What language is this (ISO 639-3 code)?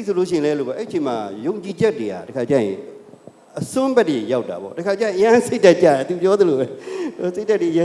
ind